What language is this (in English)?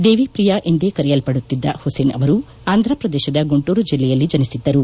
Kannada